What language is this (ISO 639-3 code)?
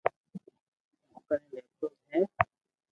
lrk